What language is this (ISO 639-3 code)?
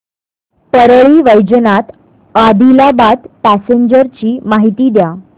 mar